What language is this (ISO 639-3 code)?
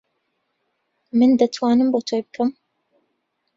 ckb